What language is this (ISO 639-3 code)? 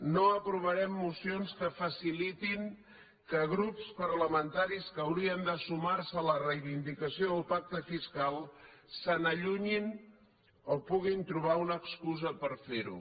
cat